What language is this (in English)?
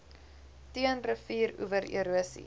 Afrikaans